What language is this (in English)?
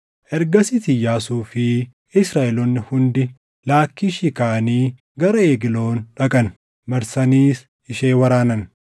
Oromo